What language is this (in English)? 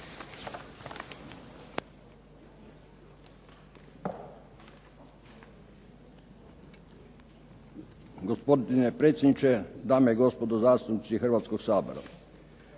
Croatian